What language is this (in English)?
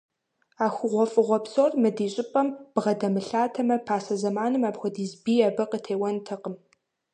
Kabardian